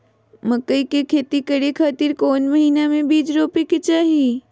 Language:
Magahi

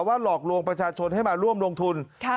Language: Thai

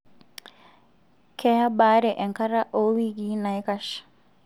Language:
Masai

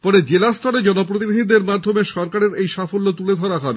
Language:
Bangla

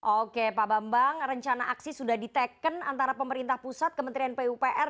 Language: Indonesian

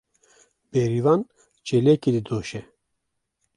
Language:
Kurdish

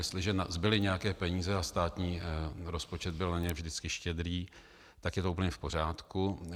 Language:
Czech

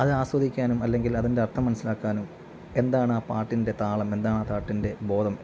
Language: Malayalam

